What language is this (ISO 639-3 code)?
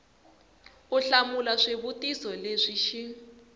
tso